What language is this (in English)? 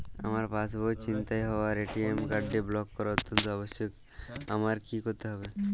Bangla